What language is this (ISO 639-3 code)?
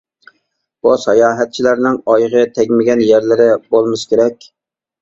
uig